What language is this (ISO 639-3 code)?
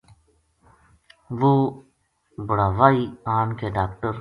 gju